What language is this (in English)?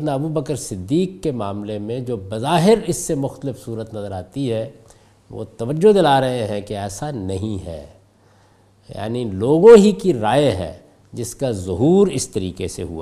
Urdu